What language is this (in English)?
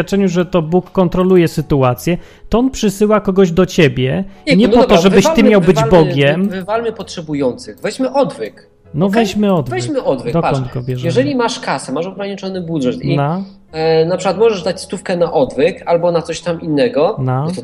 Polish